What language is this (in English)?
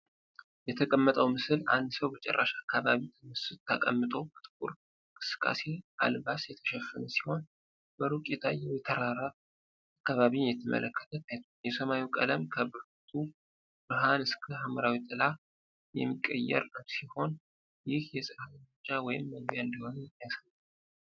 Amharic